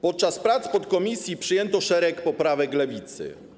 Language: Polish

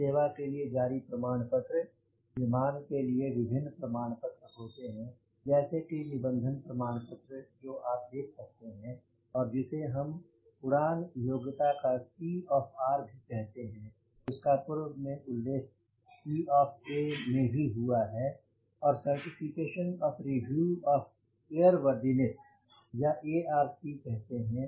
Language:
Hindi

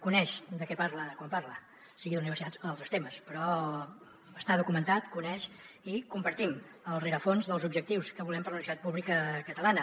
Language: Catalan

